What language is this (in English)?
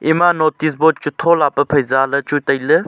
Wancho Naga